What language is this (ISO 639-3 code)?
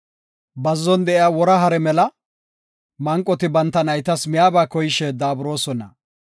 gof